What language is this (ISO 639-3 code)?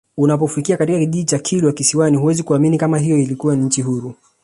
swa